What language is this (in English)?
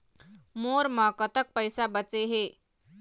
Chhattisgarhi